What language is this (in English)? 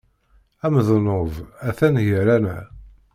Kabyle